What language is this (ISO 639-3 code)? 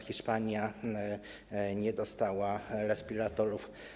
pol